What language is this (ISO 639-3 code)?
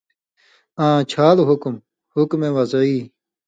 mvy